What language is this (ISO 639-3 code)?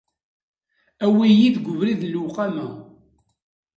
kab